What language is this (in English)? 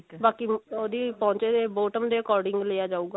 Punjabi